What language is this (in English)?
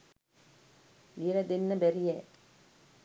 Sinhala